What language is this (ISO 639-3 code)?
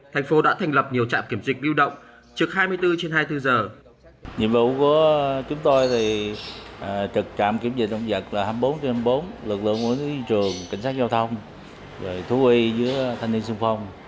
vie